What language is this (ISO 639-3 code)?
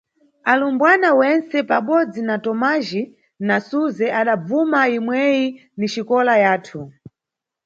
nyu